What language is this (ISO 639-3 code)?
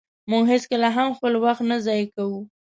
pus